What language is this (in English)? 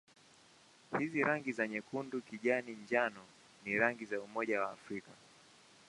Swahili